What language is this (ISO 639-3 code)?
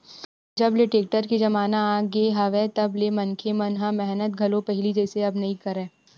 hne